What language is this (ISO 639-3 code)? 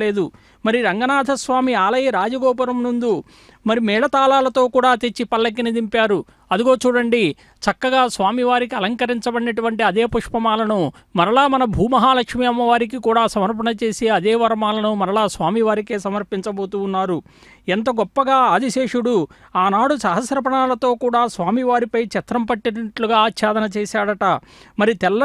tel